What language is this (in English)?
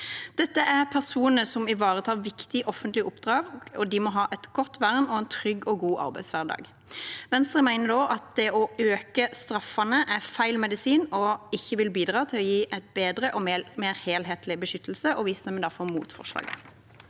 Norwegian